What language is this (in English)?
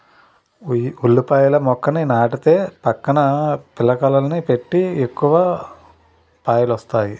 Telugu